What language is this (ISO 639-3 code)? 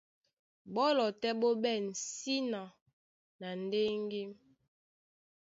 dua